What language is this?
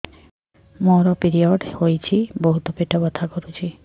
Odia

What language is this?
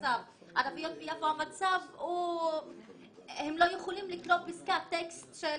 Hebrew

